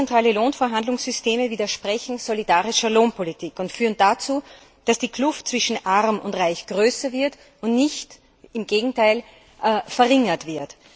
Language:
German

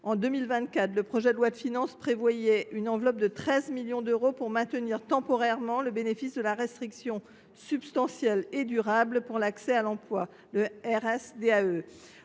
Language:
French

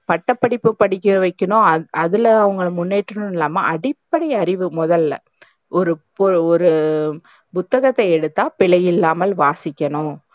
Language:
Tamil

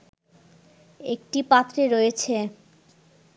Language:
Bangla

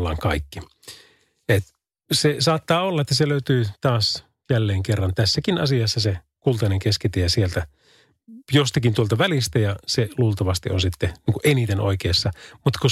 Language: Finnish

